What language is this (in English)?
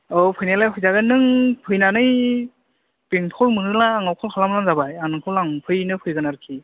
Bodo